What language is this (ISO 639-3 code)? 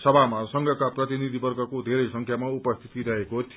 nep